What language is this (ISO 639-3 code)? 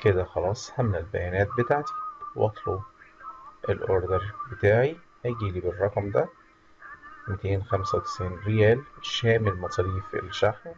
ara